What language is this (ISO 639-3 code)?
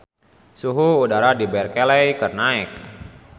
sun